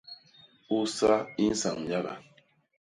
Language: Basaa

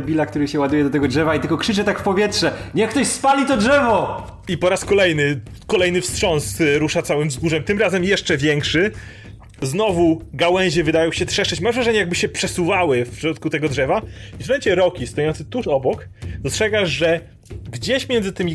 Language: Polish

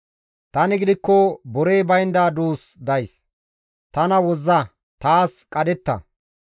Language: Gamo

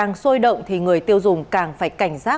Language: Vietnamese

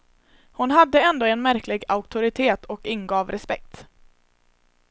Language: Swedish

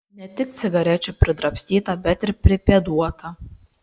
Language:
Lithuanian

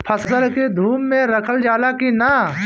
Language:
Bhojpuri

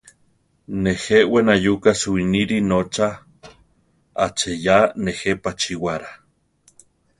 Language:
Central Tarahumara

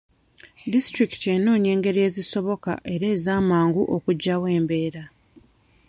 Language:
Ganda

